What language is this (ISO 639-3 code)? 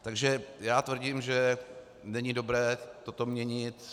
ces